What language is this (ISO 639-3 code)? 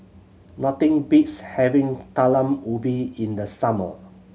eng